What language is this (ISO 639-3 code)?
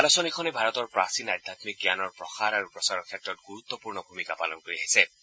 asm